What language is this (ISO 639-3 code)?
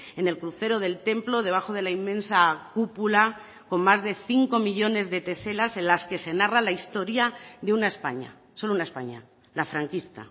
spa